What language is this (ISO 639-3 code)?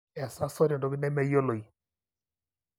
mas